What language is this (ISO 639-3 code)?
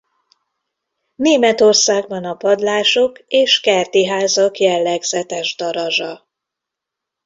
hun